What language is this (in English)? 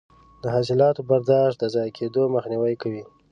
Pashto